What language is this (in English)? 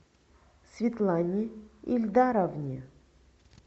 Russian